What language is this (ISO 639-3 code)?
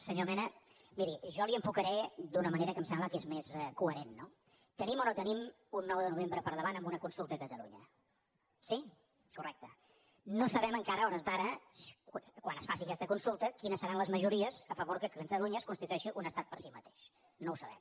cat